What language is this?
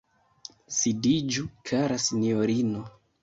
Esperanto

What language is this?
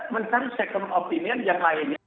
Indonesian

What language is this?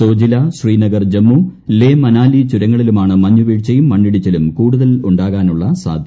Malayalam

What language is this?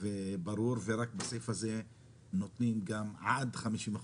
Hebrew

